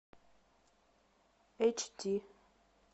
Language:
Russian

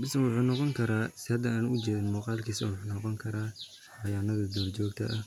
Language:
Somali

